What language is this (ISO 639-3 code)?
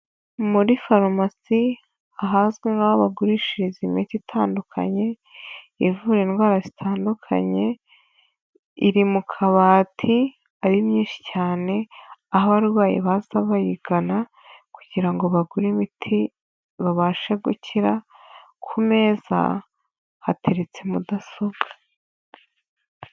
kin